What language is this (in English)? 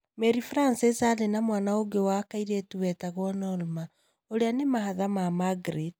Kikuyu